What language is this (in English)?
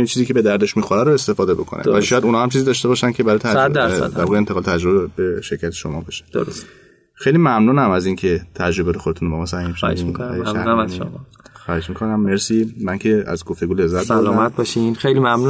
Persian